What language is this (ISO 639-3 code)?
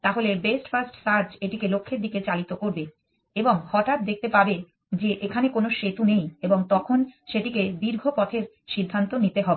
ben